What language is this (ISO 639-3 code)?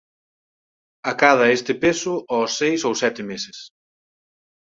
glg